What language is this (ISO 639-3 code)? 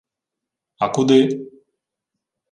ukr